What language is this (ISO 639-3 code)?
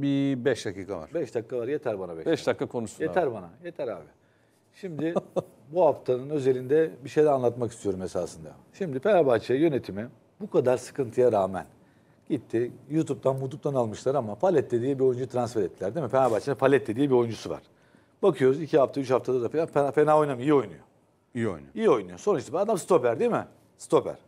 tur